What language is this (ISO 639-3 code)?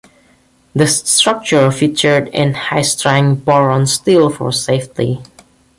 eng